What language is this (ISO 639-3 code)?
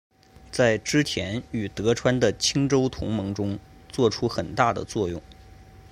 zho